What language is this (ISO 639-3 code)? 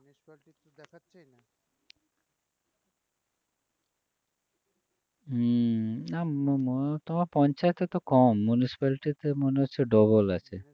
ben